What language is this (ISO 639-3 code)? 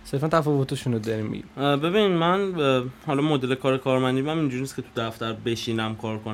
fas